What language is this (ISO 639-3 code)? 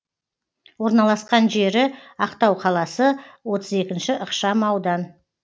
kaz